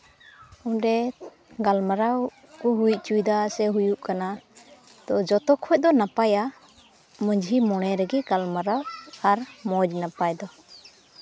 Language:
Santali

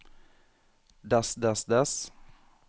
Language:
Norwegian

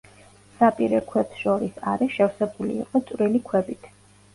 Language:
Georgian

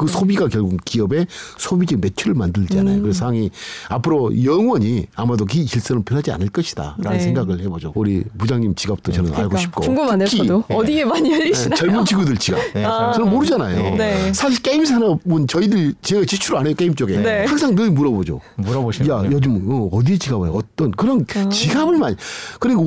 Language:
Korean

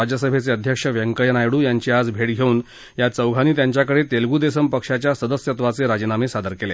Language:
Marathi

